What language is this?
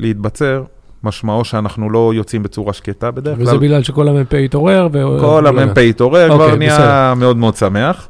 Hebrew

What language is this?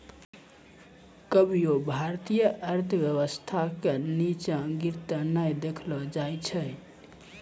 Maithili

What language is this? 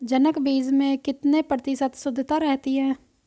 Hindi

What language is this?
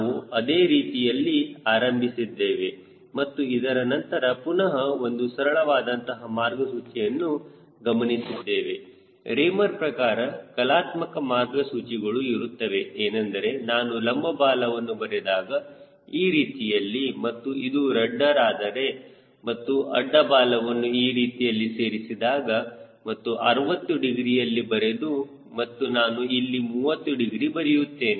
Kannada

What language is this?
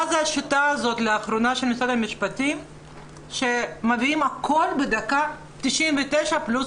Hebrew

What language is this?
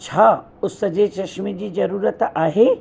Sindhi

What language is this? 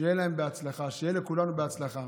Hebrew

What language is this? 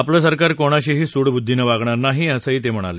Marathi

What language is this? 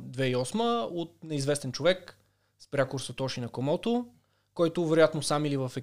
Bulgarian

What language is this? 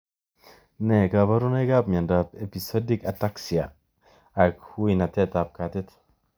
Kalenjin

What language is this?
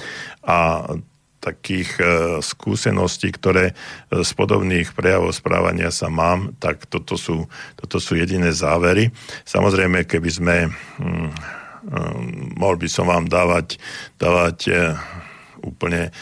Slovak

